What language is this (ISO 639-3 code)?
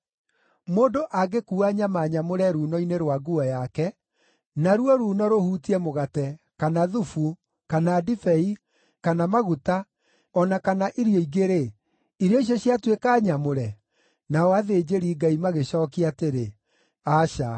kik